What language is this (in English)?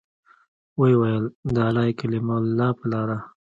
Pashto